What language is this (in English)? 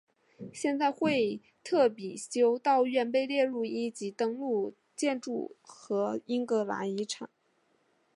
Chinese